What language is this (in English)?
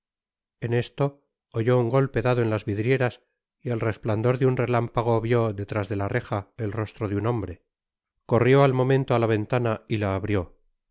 Spanish